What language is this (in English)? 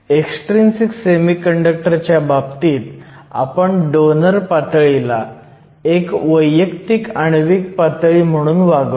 Marathi